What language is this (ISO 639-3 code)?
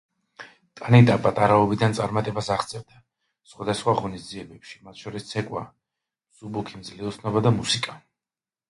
kat